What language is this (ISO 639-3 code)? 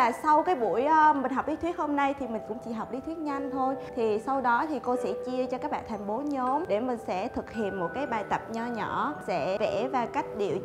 vie